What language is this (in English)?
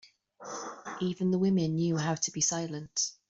English